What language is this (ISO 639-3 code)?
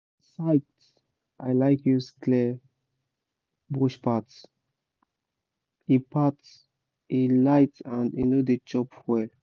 pcm